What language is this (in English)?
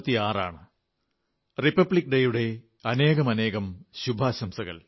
Malayalam